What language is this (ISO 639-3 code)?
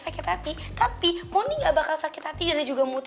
ind